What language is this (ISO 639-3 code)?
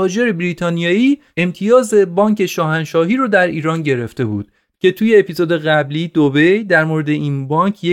fas